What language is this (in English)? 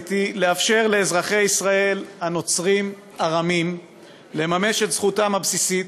Hebrew